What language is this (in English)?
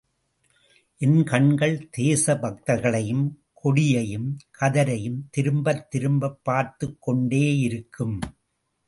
Tamil